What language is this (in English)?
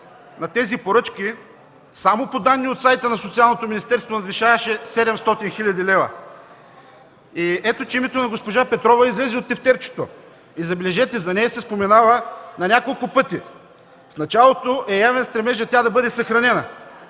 Bulgarian